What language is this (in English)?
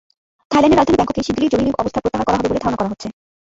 Bangla